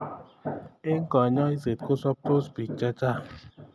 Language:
Kalenjin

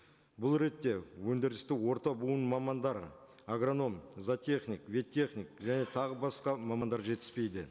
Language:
Kazakh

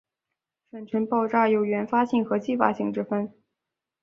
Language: Chinese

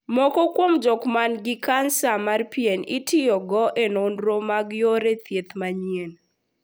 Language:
Luo (Kenya and Tanzania)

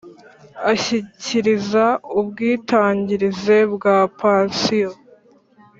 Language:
Kinyarwanda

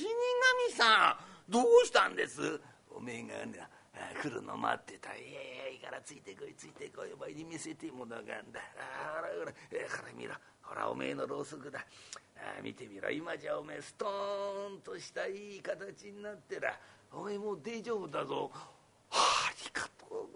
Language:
Japanese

